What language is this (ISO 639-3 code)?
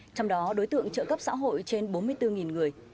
vie